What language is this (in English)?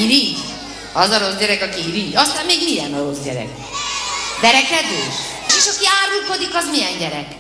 Hungarian